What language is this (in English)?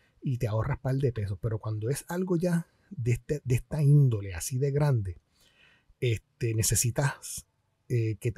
Spanish